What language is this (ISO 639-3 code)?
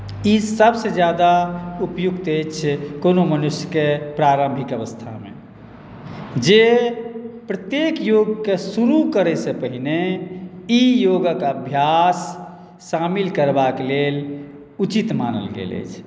mai